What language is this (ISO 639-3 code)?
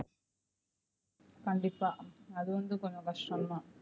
tam